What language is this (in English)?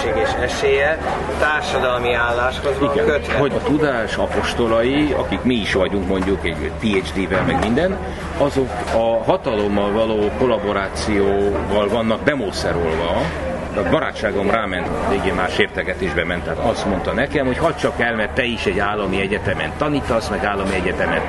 Hungarian